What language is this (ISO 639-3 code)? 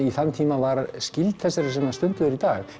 isl